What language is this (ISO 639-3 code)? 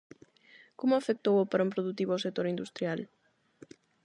glg